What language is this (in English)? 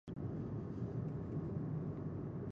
Pashto